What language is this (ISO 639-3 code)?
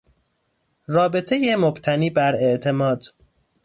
fas